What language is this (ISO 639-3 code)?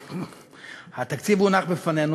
heb